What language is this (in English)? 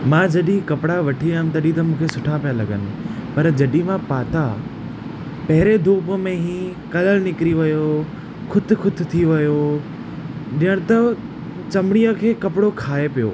Sindhi